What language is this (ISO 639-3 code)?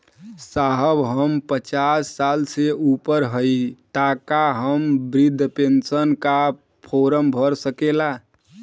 bho